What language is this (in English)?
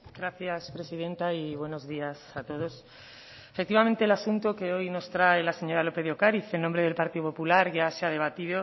Spanish